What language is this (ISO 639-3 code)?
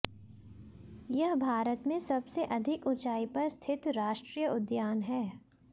hin